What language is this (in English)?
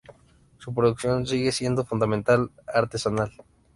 Spanish